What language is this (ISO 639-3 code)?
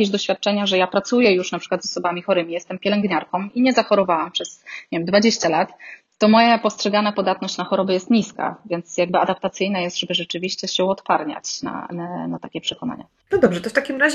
pol